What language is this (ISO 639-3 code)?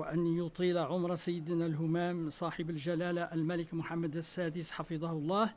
ara